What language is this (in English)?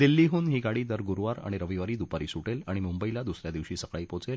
Marathi